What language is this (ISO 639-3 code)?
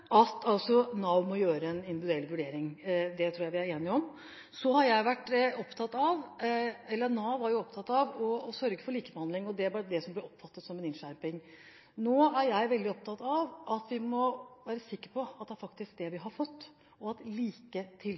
nob